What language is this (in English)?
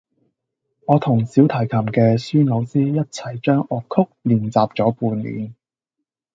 Cantonese